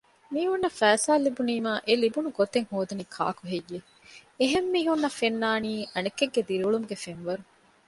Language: Divehi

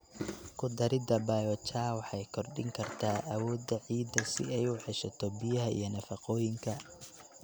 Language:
Somali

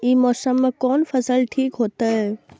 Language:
Maithili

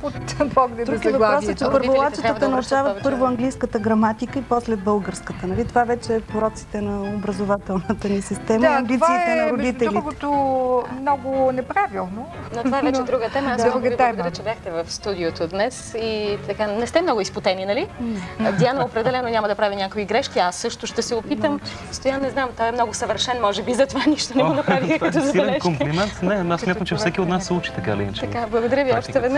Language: Bulgarian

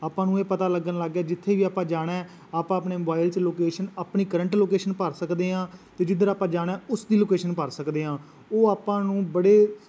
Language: Punjabi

